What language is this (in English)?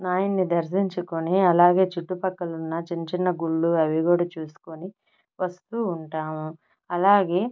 Telugu